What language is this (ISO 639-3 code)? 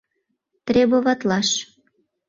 chm